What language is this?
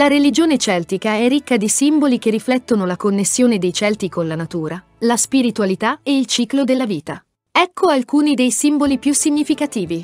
Italian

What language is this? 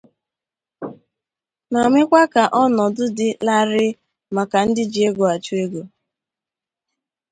Igbo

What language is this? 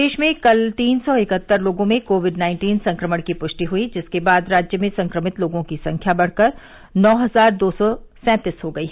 Hindi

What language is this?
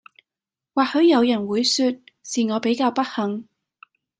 Cantonese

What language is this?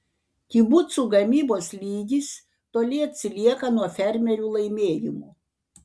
Lithuanian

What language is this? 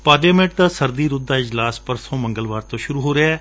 Punjabi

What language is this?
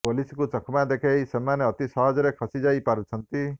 Odia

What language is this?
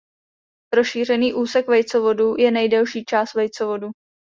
Czech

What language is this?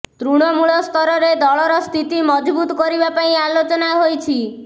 Odia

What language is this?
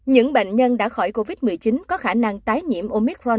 Vietnamese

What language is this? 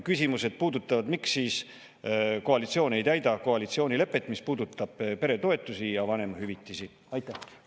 Estonian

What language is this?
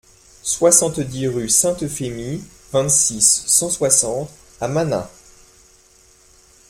French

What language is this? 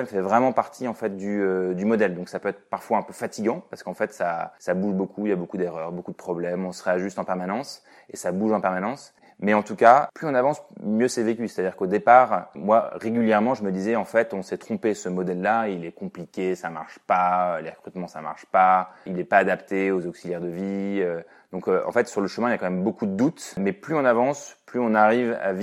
French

